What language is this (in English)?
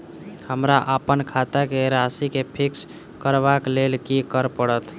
Maithili